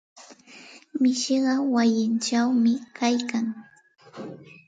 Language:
Santa Ana de Tusi Pasco Quechua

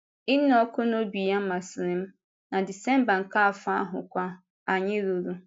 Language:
Igbo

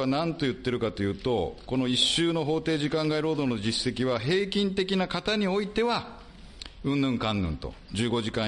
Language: Japanese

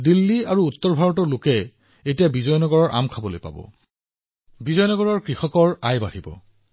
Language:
Assamese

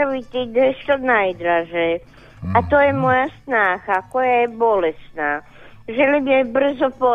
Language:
Croatian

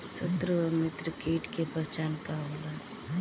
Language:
Bhojpuri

